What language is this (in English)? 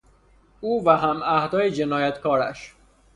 Persian